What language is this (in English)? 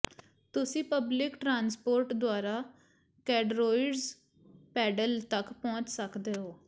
Punjabi